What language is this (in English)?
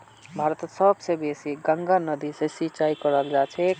Magahi